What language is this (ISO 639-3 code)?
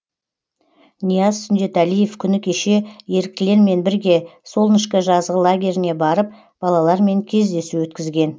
kaz